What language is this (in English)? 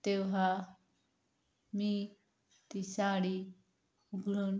Marathi